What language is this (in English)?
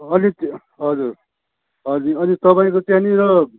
Nepali